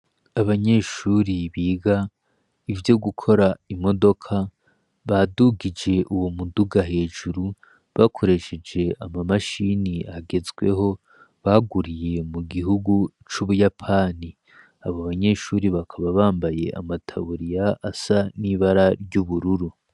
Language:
Rundi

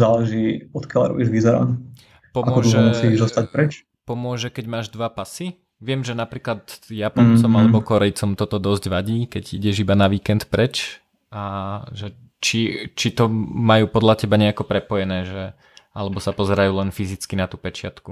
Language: Slovak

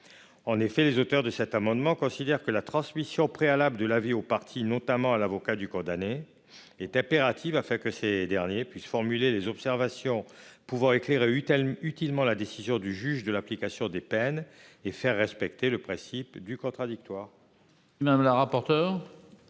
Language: French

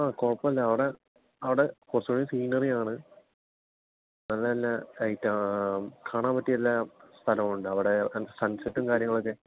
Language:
Malayalam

